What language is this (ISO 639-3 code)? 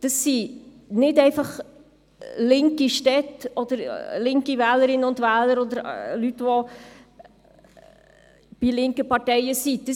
gsw